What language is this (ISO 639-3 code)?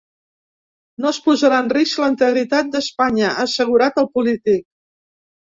cat